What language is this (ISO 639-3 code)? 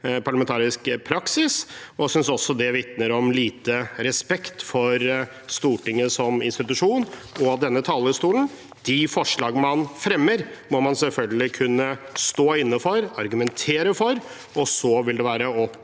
nor